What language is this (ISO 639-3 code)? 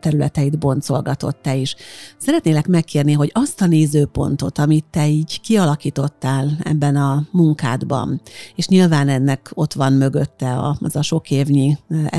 hun